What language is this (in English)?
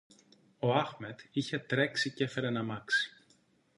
Greek